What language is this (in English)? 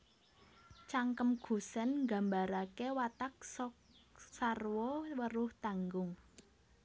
Javanese